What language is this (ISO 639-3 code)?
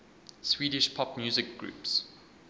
eng